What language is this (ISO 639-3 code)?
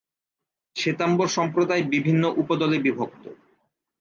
ben